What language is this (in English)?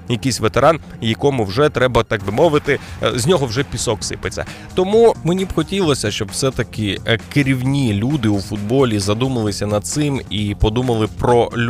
Ukrainian